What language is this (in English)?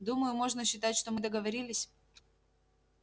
Russian